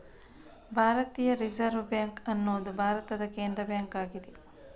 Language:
Kannada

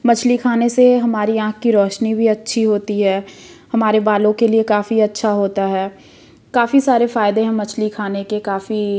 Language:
Hindi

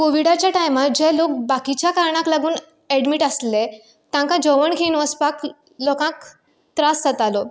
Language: Konkani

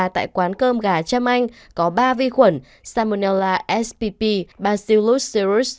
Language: Vietnamese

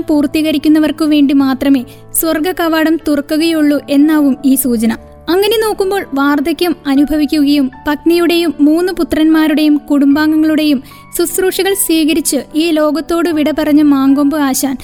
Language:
Malayalam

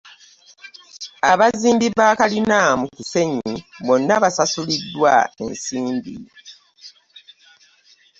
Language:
Ganda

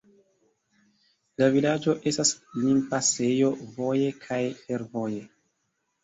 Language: Esperanto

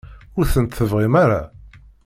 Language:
Kabyle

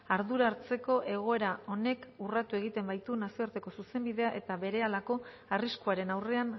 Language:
Basque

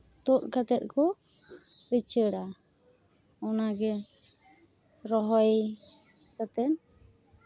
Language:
Santali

